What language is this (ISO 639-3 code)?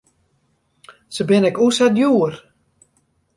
fry